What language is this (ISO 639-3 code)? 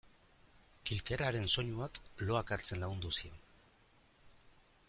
eus